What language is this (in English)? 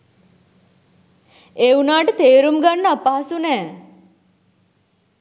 Sinhala